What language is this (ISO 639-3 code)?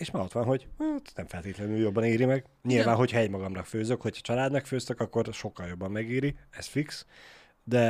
hun